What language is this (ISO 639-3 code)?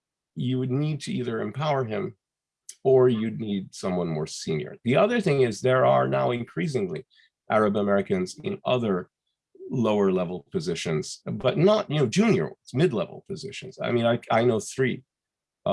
eng